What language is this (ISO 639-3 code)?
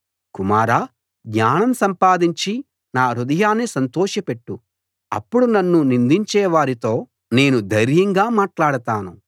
tel